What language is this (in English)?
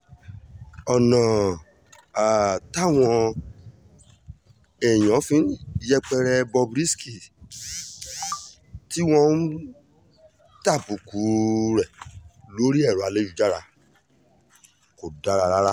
Yoruba